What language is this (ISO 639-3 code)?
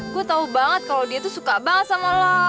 ind